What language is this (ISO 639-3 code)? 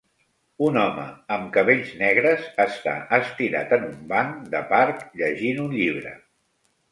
cat